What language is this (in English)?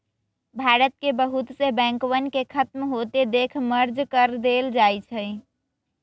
Magahi